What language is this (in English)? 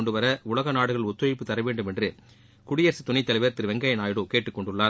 Tamil